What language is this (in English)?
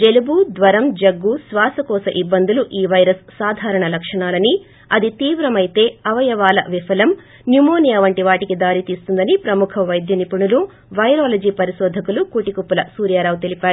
Telugu